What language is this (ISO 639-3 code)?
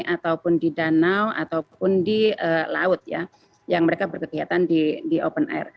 ind